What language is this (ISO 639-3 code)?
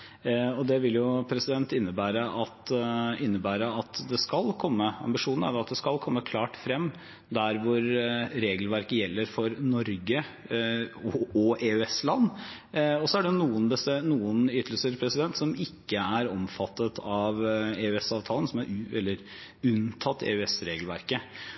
nob